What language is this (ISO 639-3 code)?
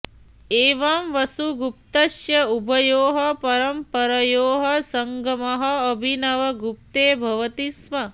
san